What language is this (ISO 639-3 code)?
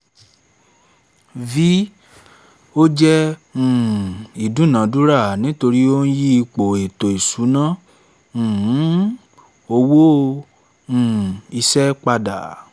yor